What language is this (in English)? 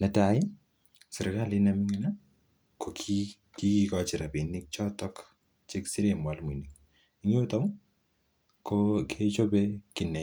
Kalenjin